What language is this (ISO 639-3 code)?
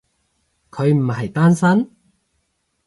yue